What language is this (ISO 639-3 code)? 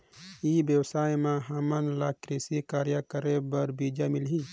hne